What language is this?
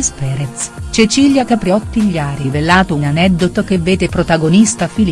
Italian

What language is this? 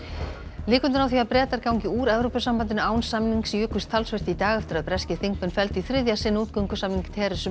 Icelandic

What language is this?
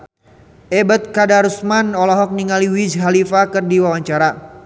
Sundanese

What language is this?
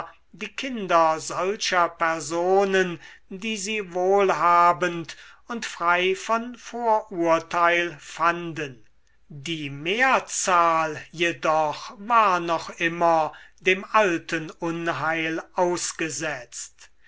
German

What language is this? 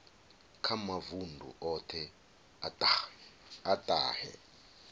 Venda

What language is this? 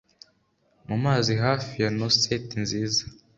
Kinyarwanda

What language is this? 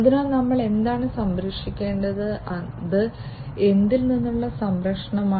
Malayalam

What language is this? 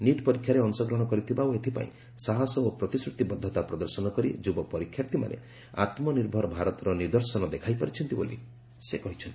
Odia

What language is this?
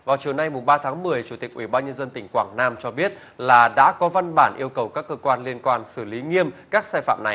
Vietnamese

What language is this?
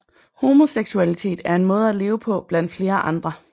Danish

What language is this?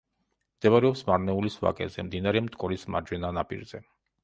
Georgian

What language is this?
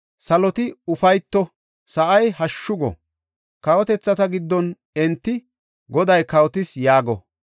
Gofa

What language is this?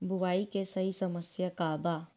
Bhojpuri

